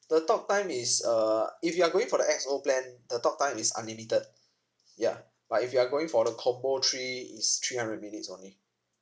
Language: English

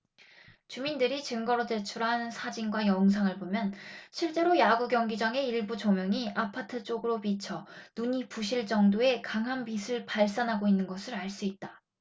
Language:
Korean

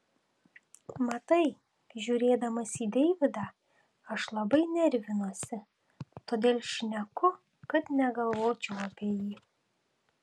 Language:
Lithuanian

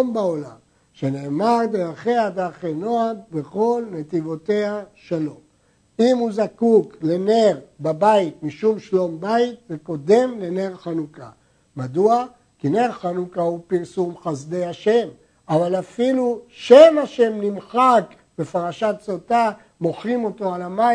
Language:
Hebrew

